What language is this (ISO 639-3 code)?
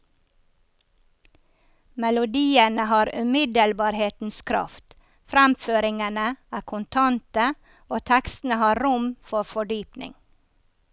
nor